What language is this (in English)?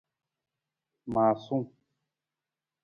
Nawdm